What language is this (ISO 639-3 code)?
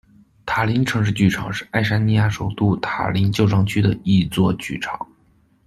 zho